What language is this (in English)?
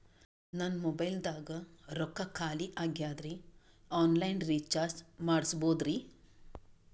Kannada